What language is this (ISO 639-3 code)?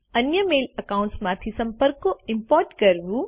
guj